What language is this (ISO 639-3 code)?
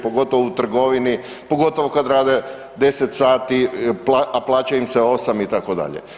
hrv